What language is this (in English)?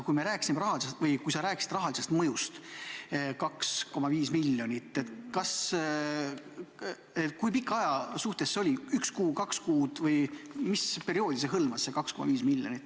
Estonian